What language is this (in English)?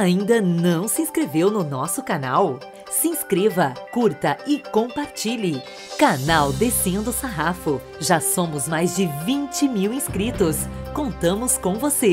Portuguese